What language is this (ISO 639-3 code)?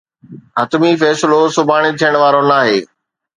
snd